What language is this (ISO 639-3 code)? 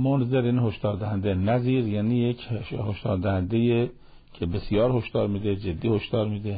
fas